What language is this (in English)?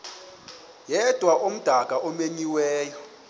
Xhosa